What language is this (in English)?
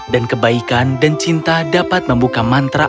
Indonesian